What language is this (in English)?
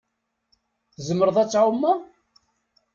Kabyle